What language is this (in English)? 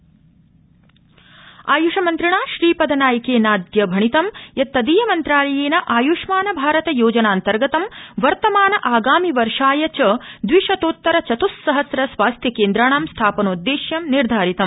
Sanskrit